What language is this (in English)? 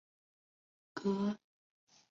Chinese